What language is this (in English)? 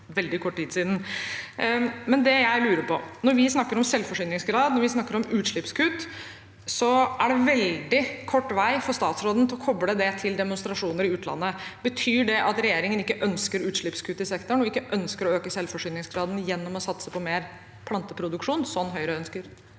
Norwegian